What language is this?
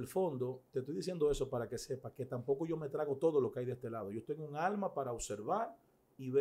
Spanish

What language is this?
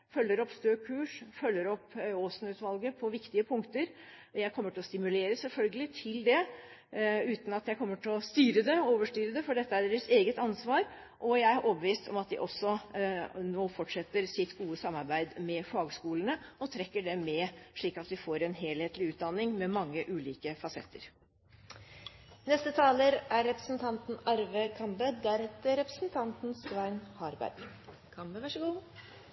Norwegian Bokmål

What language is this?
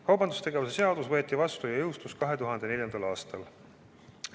Estonian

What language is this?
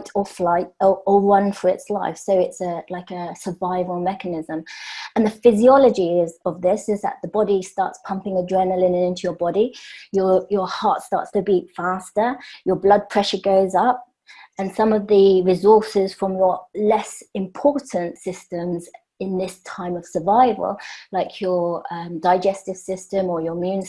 English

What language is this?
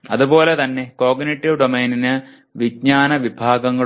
Malayalam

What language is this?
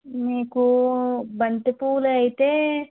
Telugu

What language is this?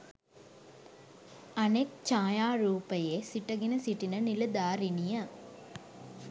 Sinhala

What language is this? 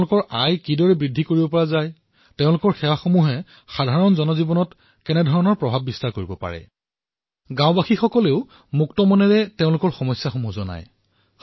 Assamese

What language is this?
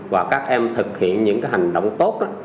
Vietnamese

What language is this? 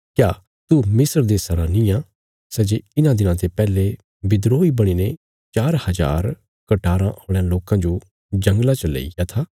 Bilaspuri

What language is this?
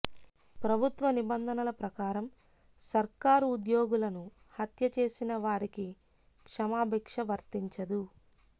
Telugu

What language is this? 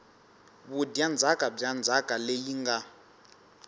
Tsonga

